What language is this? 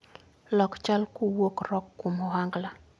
Luo (Kenya and Tanzania)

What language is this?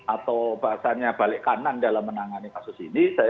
Indonesian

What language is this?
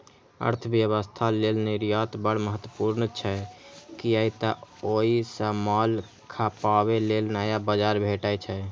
Maithili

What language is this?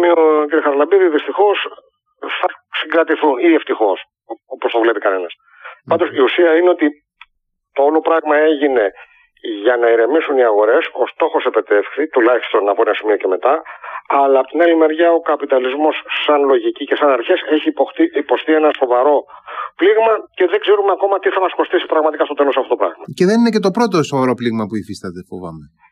Greek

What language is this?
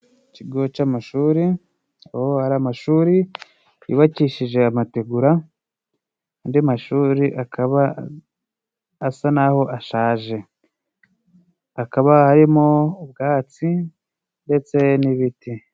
Kinyarwanda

